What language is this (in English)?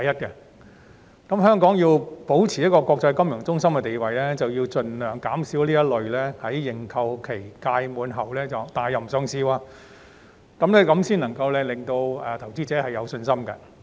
Cantonese